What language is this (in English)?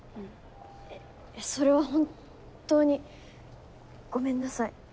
Japanese